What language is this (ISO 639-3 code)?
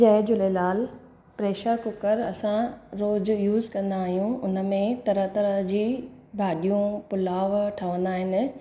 snd